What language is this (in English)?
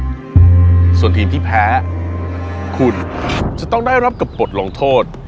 Thai